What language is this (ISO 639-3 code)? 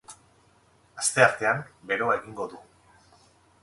eus